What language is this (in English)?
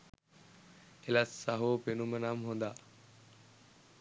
Sinhala